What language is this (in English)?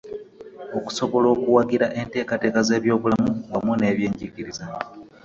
Ganda